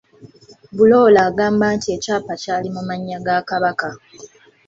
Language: Ganda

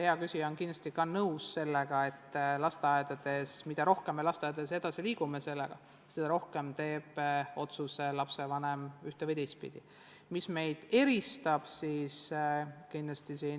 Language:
Estonian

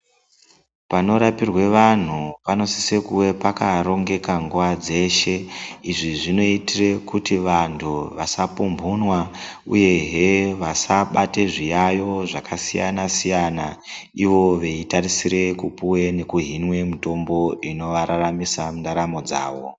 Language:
Ndau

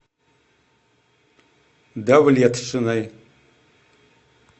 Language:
Russian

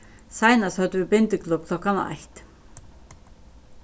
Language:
Faroese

